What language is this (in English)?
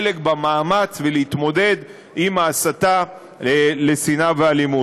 Hebrew